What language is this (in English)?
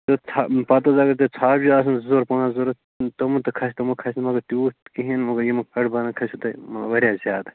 Kashmiri